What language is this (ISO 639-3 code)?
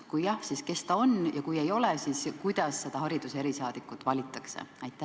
est